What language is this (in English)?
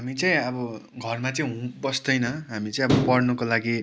Nepali